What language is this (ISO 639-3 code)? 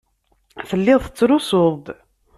kab